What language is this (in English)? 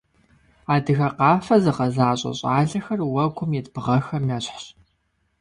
Kabardian